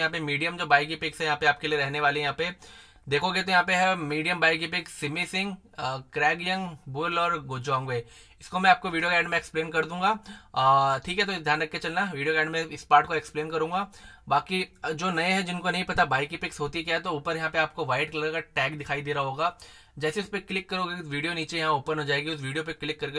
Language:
Hindi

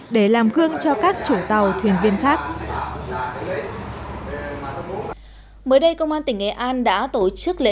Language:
Vietnamese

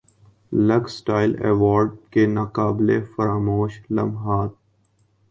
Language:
Urdu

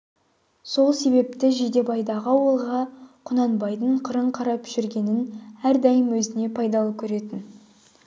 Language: Kazakh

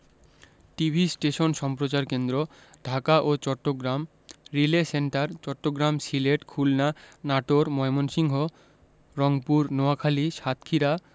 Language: Bangla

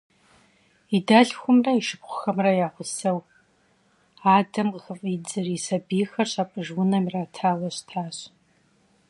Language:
Kabardian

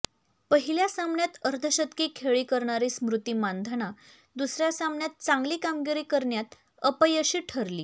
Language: Marathi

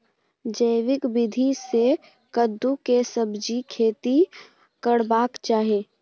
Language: Maithili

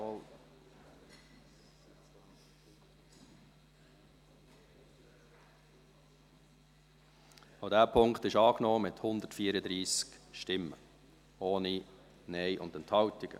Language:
Swiss German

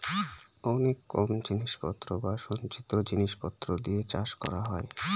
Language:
Bangla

